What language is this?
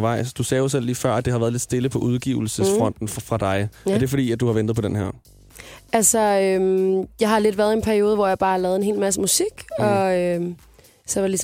Danish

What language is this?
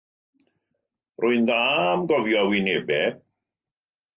Welsh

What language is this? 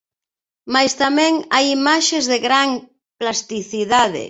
Galician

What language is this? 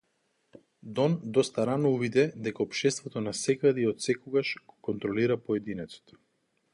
Macedonian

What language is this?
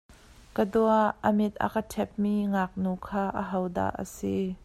Hakha Chin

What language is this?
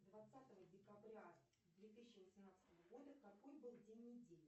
Russian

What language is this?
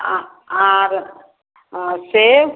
Maithili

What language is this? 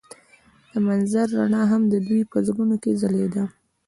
Pashto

